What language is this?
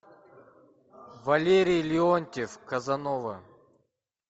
Russian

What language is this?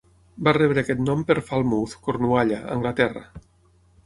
Catalan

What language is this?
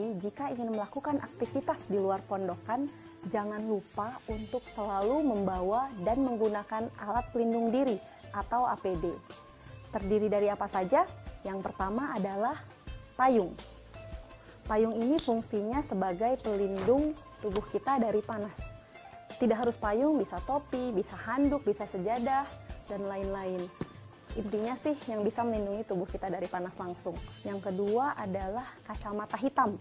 Indonesian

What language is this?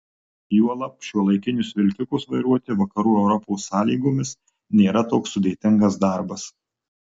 Lithuanian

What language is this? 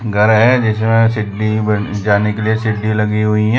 Hindi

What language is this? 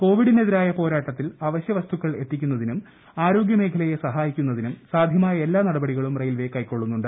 Malayalam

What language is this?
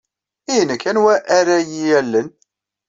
Kabyle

